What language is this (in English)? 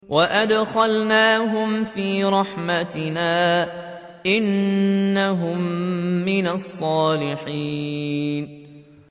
Arabic